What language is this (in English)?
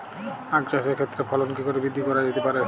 Bangla